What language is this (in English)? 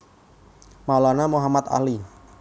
Javanese